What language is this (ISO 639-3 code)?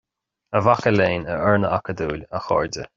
gle